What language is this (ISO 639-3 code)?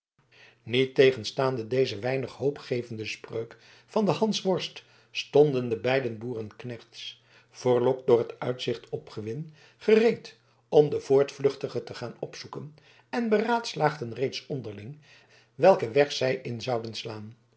nld